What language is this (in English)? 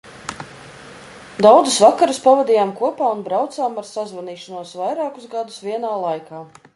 Latvian